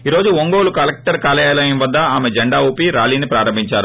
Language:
Telugu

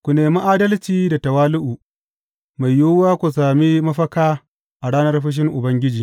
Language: Hausa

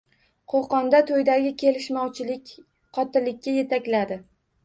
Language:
Uzbek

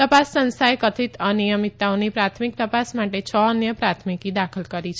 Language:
Gujarati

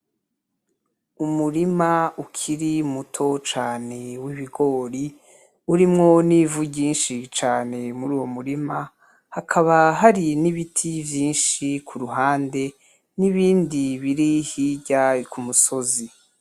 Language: Rundi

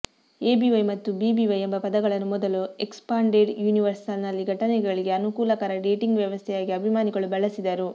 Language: Kannada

